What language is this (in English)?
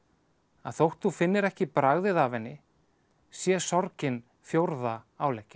Icelandic